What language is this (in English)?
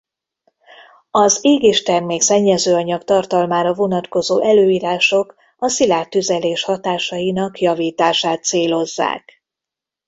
Hungarian